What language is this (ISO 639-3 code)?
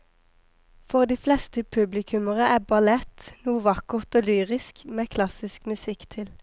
nor